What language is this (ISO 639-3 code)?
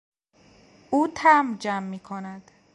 fas